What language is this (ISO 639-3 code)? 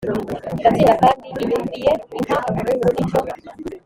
kin